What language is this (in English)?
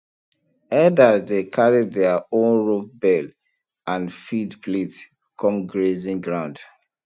Nigerian Pidgin